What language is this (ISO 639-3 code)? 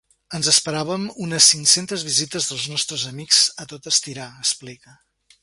cat